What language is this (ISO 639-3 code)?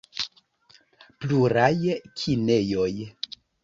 epo